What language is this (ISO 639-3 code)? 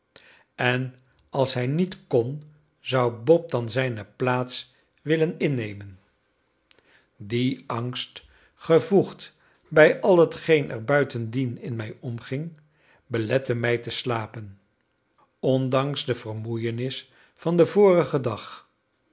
nld